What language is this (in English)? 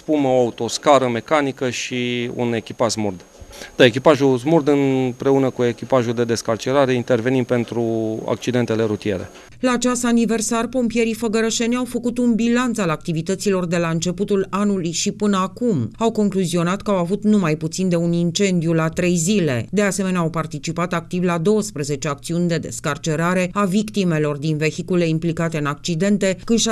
Romanian